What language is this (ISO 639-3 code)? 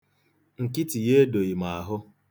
ibo